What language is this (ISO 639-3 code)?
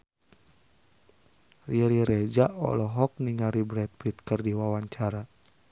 sun